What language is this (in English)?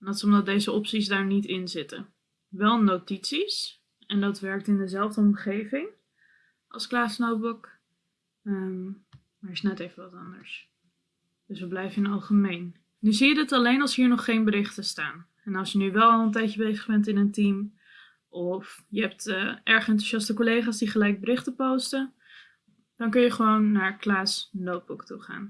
Dutch